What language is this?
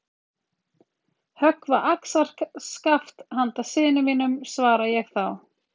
Icelandic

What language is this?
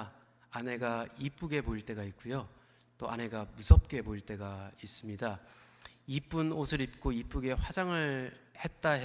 Korean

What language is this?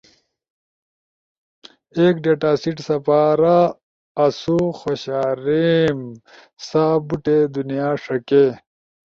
Ushojo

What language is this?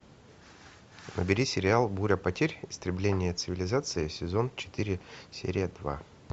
Russian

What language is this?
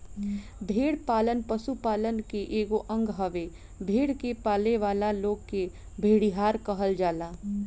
Bhojpuri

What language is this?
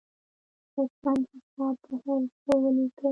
Pashto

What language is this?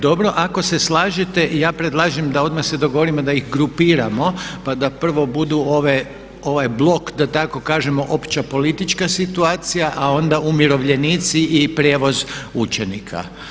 Croatian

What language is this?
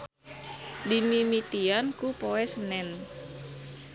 Sundanese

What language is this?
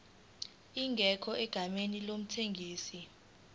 Zulu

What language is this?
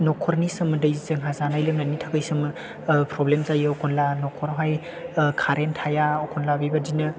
Bodo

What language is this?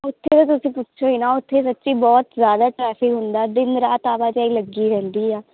Punjabi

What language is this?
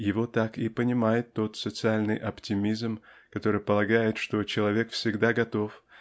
Russian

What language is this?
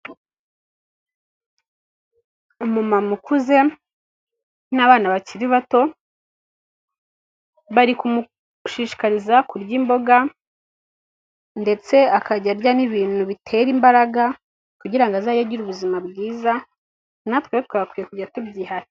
Kinyarwanda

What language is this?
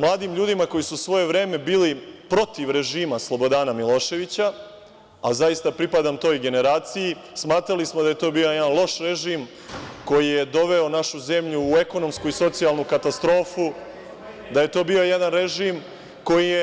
Serbian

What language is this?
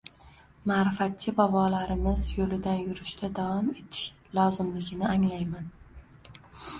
Uzbek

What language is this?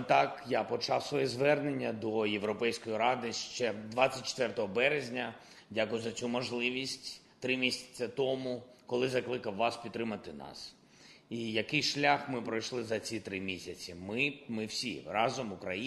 Ukrainian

